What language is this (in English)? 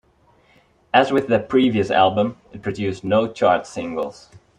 English